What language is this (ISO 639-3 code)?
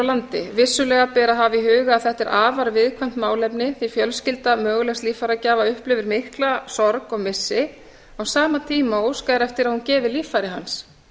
isl